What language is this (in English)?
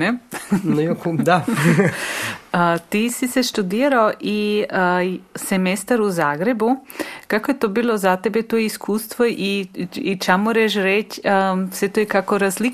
Croatian